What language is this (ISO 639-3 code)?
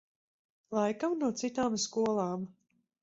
lav